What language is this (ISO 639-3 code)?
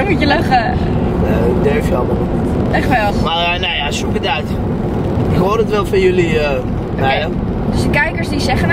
nld